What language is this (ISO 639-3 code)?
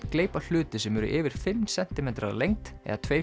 isl